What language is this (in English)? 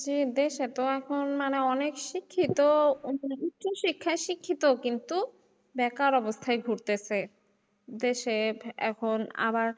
Bangla